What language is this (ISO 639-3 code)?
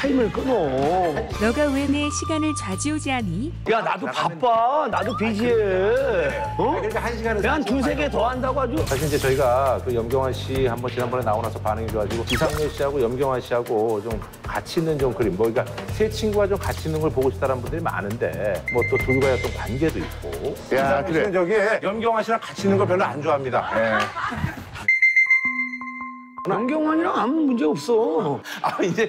kor